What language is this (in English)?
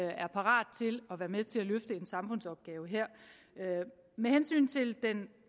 Danish